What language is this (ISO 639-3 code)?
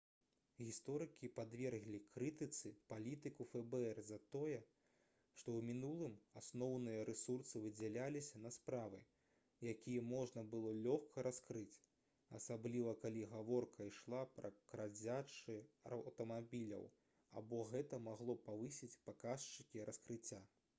bel